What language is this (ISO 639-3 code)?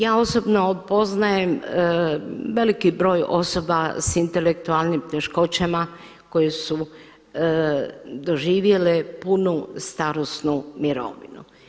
hrv